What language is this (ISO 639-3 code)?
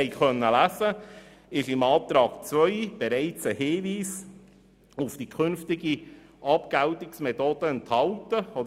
gsw